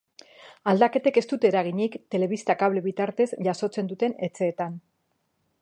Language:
Basque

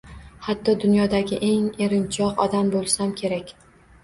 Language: Uzbek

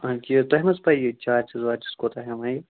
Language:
Kashmiri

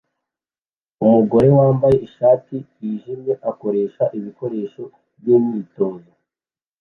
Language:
Kinyarwanda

